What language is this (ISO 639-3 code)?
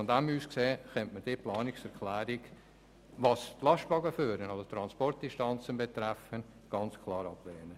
gsw